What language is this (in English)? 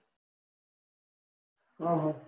Gujarati